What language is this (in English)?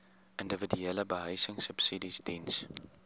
Afrikaans